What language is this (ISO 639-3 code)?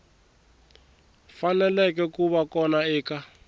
tso